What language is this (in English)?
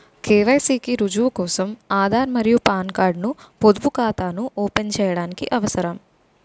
Telugu